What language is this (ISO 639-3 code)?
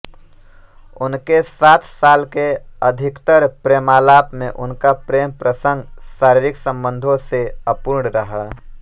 hin